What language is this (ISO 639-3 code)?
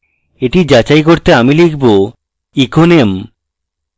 ben